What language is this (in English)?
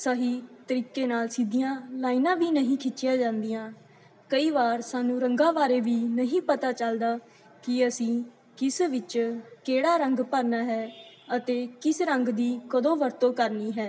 Punjabi